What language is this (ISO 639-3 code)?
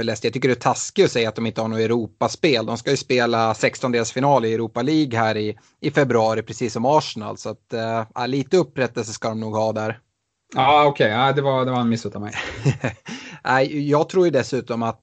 swe